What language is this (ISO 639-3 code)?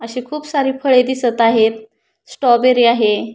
mar